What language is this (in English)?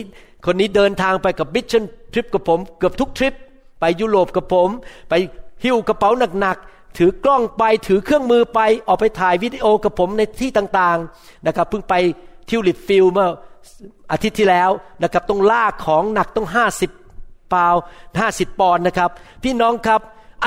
Thai